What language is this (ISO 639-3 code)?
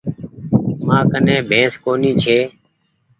gig